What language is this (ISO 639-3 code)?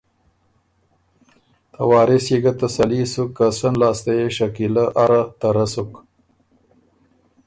oru